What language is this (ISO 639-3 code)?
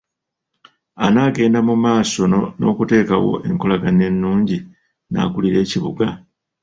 lug